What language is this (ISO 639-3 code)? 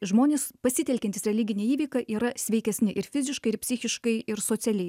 lit